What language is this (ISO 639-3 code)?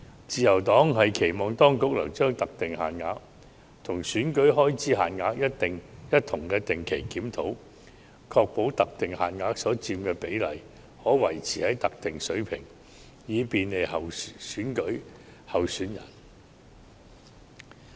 yue